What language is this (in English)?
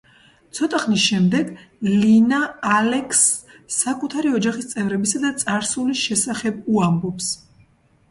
Georgian